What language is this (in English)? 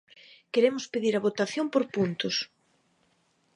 Galician